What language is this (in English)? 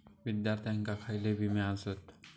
Marathi